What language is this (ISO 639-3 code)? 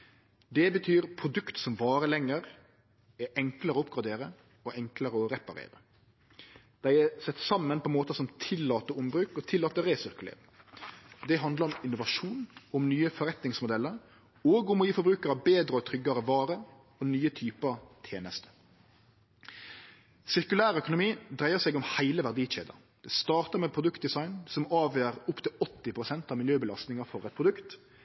nno